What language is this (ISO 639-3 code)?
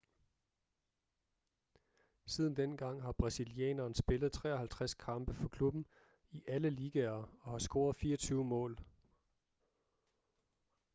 dan